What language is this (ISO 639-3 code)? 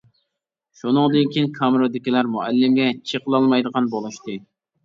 uig